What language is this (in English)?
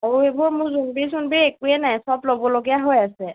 Assamese